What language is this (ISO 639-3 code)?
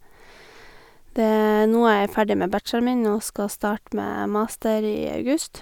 nor